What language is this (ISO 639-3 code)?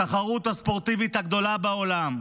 heb